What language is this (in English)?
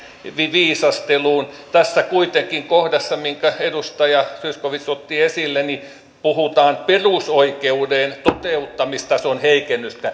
Finnish